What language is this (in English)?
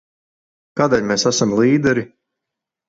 Latvian